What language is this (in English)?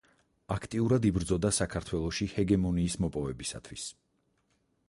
Georgian